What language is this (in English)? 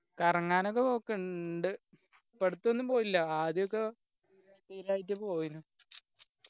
Malayalam